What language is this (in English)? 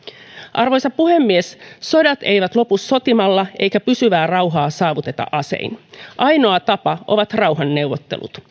Finnish